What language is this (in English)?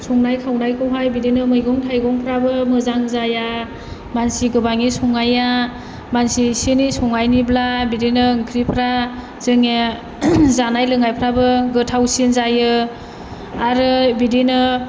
Bodo